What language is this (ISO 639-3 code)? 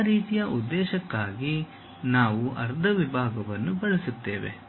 kan